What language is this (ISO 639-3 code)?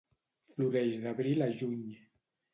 cat